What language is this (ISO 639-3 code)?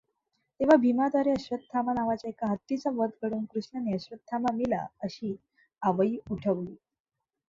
mar